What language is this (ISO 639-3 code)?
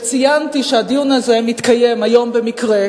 heb